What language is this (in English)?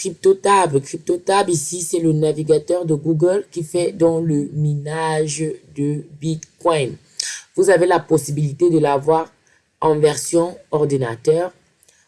French